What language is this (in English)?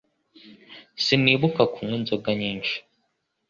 Kinyarwanda